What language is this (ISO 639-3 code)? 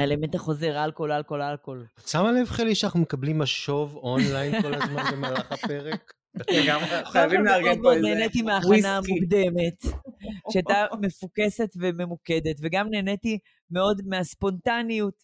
heb